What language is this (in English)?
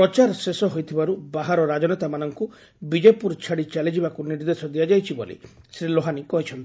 Odia